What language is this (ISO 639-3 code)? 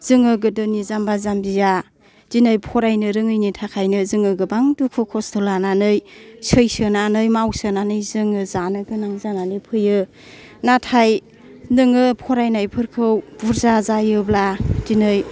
brx